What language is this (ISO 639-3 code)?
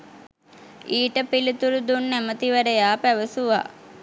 sin